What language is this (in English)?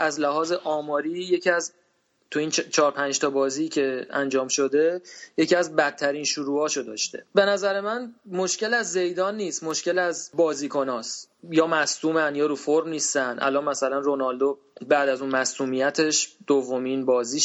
Persian